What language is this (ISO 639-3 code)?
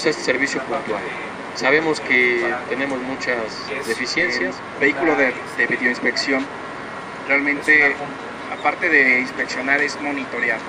spa